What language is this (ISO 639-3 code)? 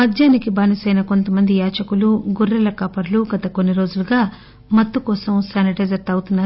tel